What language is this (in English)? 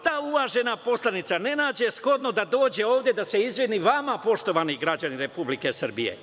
Serbian